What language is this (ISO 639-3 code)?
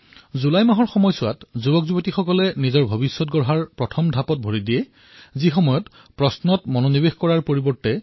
asm